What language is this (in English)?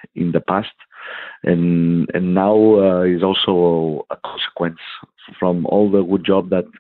Danish